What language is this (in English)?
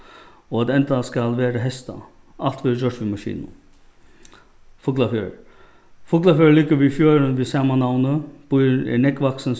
Faroese